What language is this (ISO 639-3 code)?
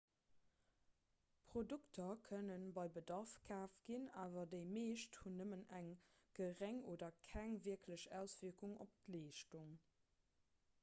ltz